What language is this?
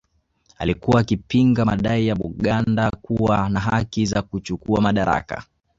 Swahili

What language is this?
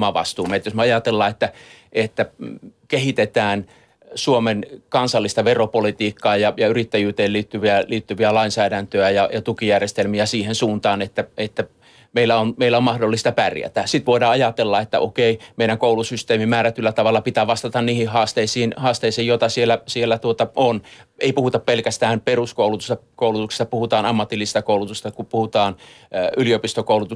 Finnish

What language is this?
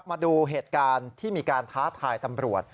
Thai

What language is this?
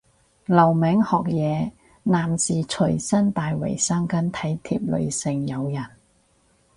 Cantonese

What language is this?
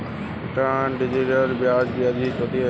Hindi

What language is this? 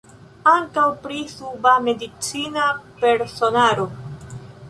Esperanto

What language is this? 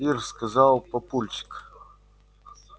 Russian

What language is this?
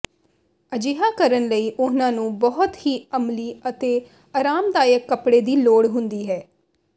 Punjabi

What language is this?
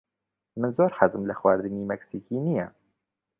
Central Kurdish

